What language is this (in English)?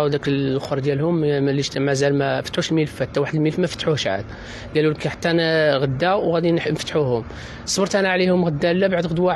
Arabic